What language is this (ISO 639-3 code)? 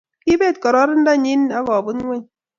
kln